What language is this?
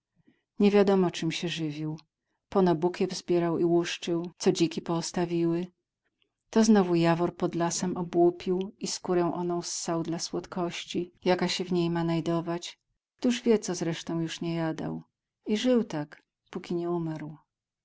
Polish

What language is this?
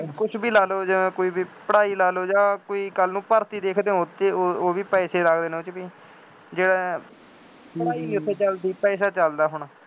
Punjabi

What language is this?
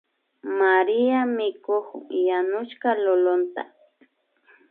Imbabura Highland Quichua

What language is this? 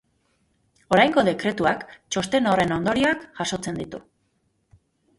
Basque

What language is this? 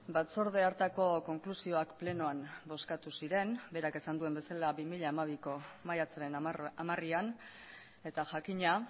Basque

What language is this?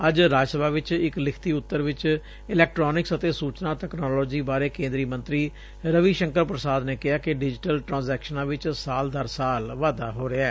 Punjabi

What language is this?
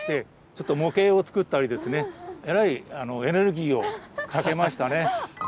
Japanese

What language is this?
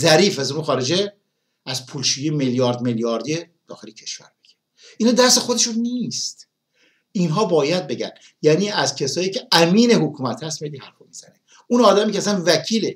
Persian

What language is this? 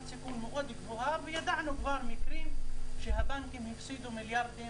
Hebrew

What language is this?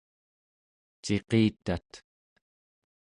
Central Yupik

